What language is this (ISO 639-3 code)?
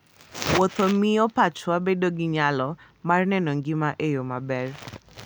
luo